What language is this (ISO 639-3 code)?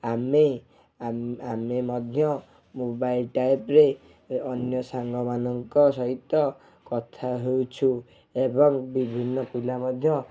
ori